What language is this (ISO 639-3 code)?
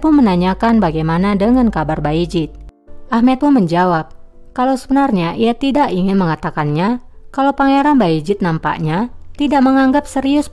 ind